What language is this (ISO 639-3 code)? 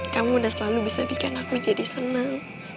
ind